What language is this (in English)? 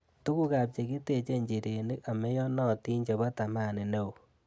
Kalenjin